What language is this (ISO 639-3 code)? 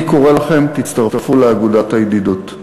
heb